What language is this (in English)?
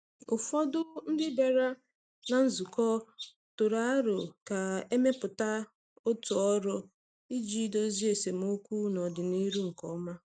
Igbo